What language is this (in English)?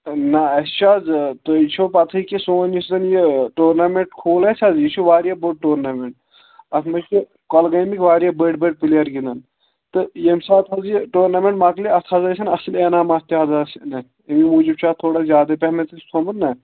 Kashmiri